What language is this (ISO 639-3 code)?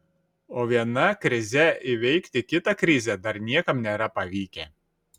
lit